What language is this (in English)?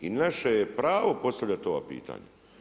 Croatian